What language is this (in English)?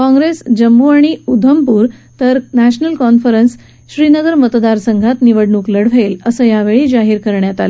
Marathi